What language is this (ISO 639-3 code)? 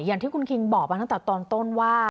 tha